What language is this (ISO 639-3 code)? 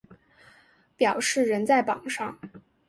zho